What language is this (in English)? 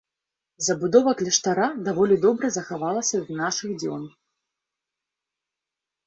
Belarusian